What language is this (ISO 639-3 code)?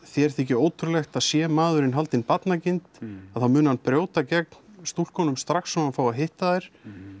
isl